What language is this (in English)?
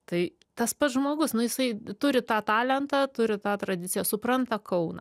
Lithuanian